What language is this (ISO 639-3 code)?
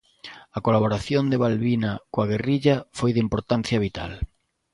glg